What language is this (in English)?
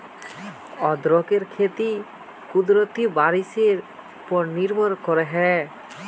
Magahi